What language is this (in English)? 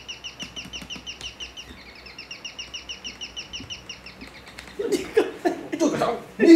Vietnamese